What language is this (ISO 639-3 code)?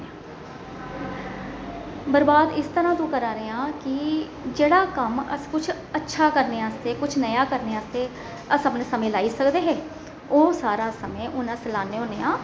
doi